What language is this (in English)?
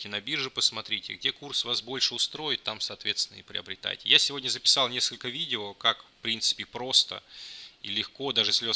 Russian